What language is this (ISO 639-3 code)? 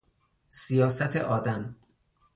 fas